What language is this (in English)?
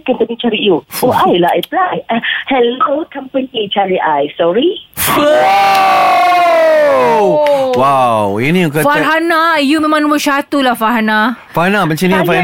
Malay